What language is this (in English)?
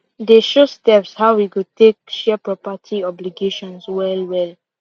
Nigerian Pidgin